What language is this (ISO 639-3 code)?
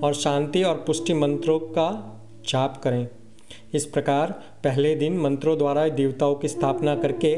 hin